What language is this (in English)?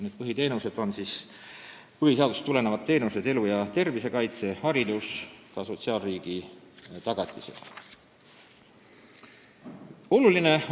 Estonian